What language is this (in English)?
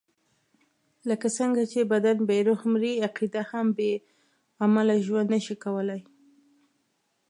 Pashto